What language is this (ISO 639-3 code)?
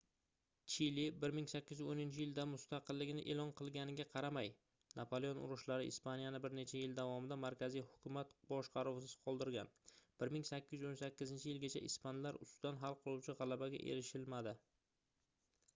uzb